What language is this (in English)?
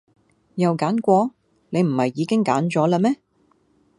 Cantonese